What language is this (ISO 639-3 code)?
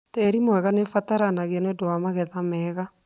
kik